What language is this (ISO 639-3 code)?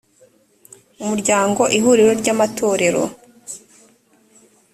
kin